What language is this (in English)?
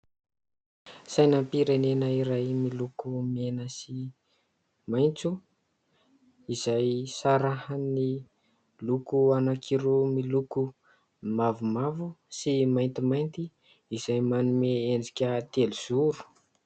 Malagasy